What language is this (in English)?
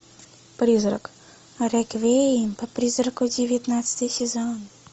Russian